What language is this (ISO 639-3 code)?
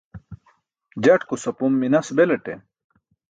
bsk